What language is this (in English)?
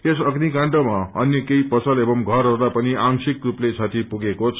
Nepali